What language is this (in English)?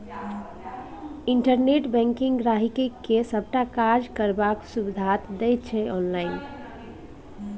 Maithili